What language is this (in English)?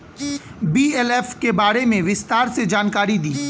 Bhojpuri